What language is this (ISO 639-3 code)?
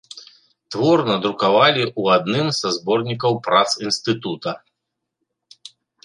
bel